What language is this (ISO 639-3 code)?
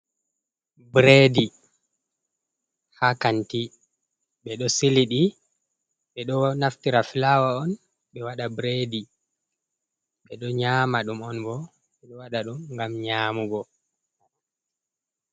ful